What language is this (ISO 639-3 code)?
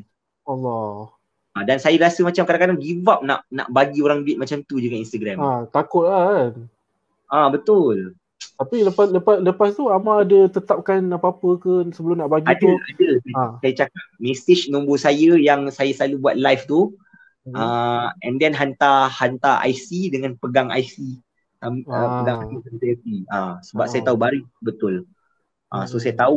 msa